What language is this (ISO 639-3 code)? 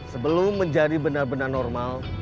ind